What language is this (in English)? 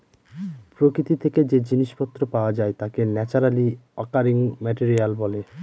Bangla